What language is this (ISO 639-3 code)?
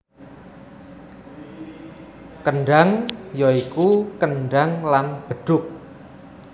jav